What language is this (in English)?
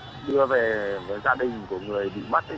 Vietnamese